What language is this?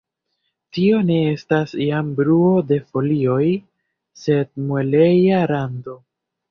Esperanto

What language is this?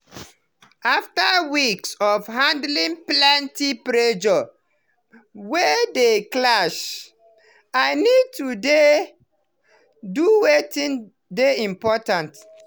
Nigerian Pidgin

